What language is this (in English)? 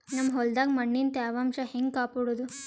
Kannada